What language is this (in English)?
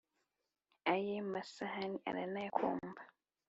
Kinyarwanda